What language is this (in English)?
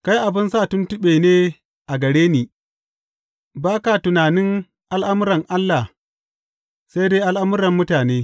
Hausa